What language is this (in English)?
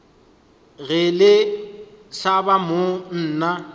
Northern Sotho